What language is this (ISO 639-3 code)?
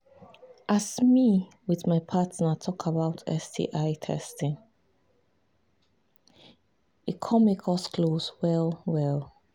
pcm